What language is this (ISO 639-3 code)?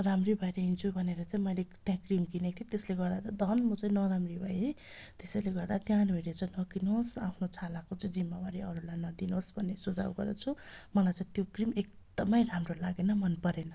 nep